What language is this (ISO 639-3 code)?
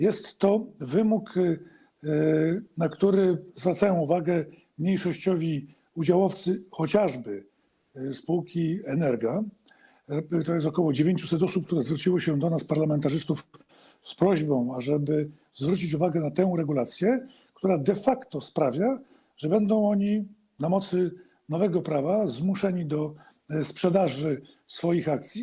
pol